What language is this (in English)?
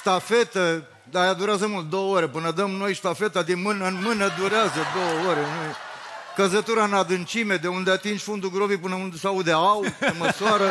Romanian